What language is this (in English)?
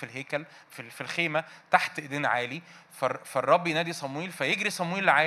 Arabic